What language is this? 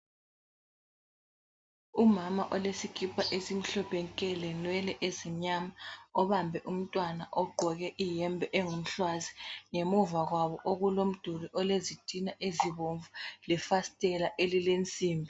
North Ndebele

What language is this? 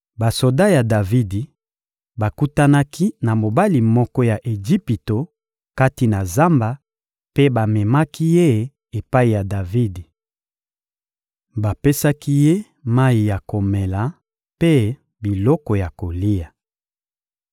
Lingala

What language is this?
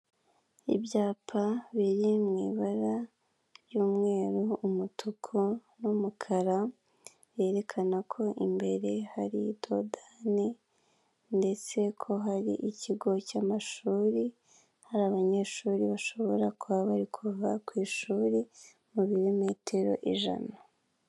Kinyarwanda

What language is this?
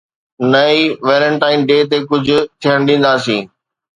Sindhi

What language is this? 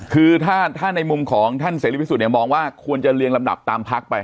Thai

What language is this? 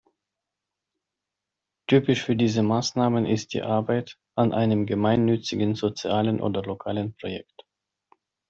German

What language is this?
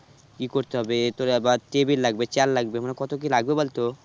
Bangla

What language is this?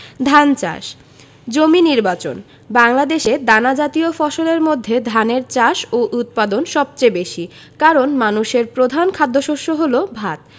Bangla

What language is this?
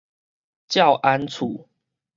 Min Nan Chinese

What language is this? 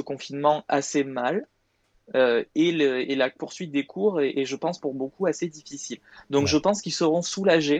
French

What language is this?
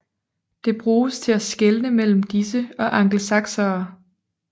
Danish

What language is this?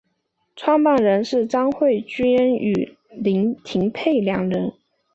Chinese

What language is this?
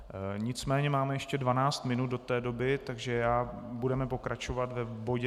Czech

